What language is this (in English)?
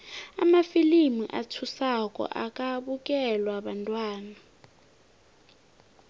South Ndebele